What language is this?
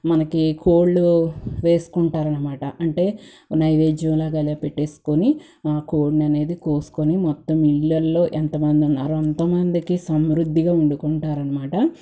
Telugu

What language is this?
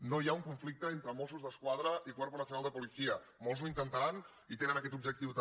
Catalan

